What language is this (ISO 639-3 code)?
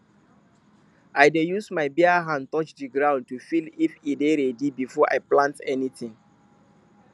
pcm